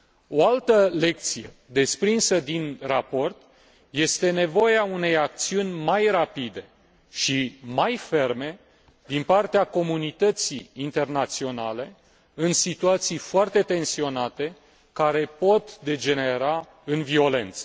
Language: Romanian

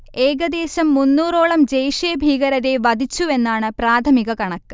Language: Malayalam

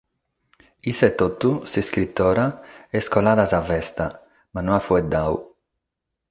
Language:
Sardinian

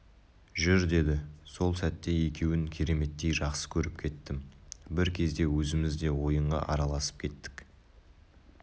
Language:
Kazakh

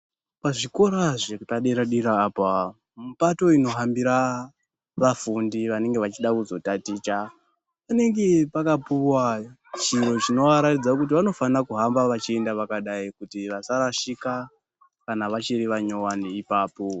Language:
Ndau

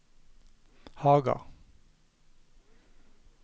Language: Norwegian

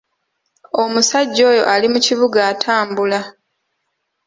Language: Ganda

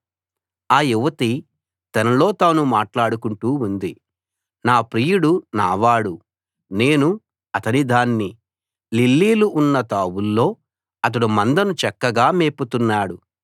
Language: Telugu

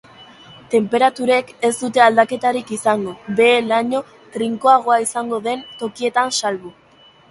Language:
Basque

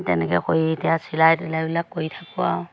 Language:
Assamese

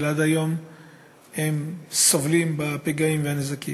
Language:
Hebrew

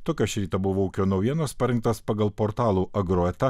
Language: Lithuanian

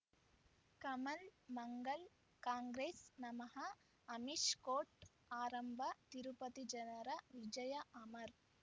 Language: Kannada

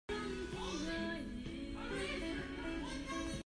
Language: Hakha Chin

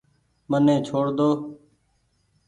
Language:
Goaria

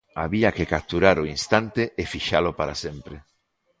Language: Galician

